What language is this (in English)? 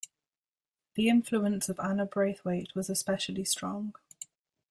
English